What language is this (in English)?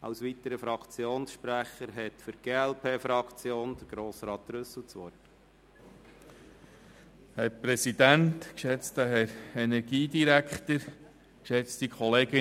Swiss German